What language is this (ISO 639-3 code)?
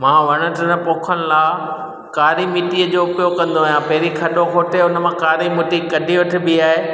snd